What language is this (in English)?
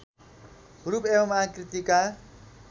Nepali